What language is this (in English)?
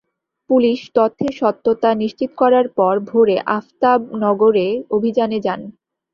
Bangla